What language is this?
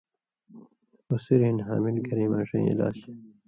Indus Kohistani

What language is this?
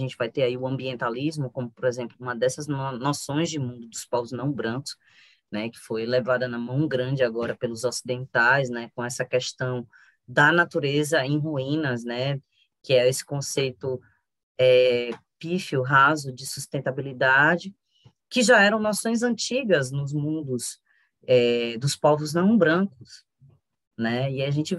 Portuguese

